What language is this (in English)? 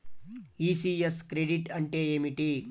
Telugu